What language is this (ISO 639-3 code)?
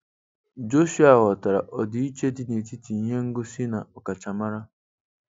ibo